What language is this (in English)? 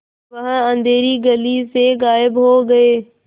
Hindi